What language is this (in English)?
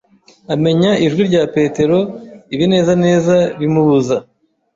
Kinyarwanda